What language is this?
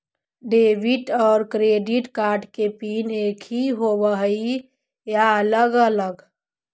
Magahi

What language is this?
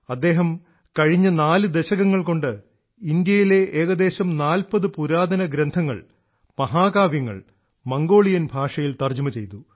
Malayalam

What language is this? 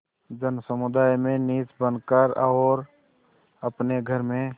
Hindi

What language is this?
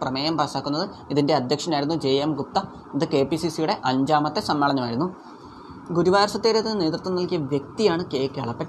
Malayalam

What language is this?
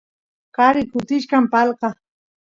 Santiago del Estero Quichua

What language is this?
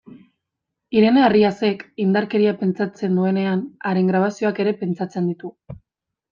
Basque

